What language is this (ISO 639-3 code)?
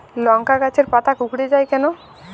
ben